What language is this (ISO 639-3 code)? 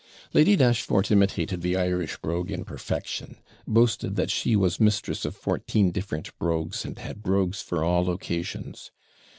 eng